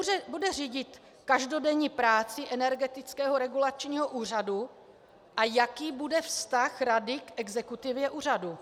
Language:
Czech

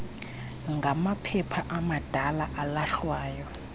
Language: Xhosa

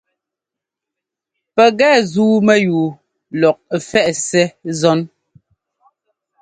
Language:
Ngomba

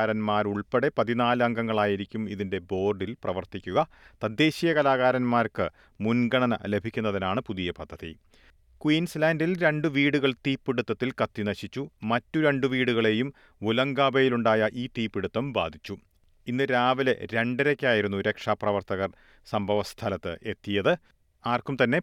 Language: Malayalam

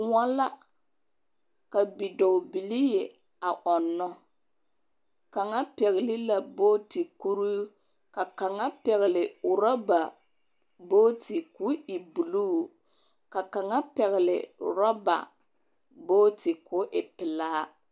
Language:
Southern Dagaare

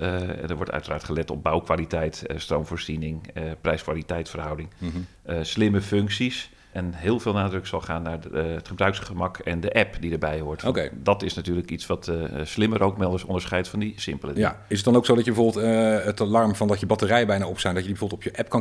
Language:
Dutch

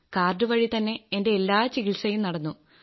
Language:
Malayalam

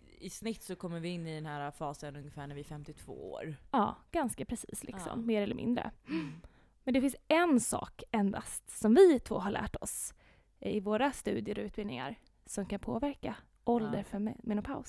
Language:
Swedish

